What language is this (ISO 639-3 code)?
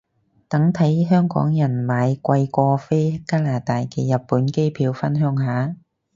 yue